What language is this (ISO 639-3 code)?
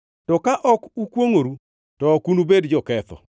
luo